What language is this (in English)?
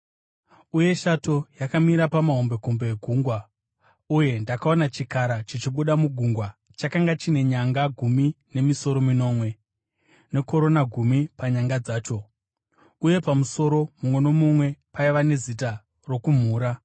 Shona